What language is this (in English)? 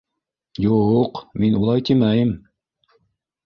Bashkir